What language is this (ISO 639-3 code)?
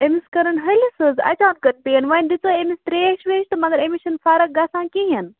kas